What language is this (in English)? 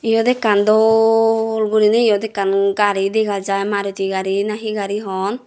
Chakma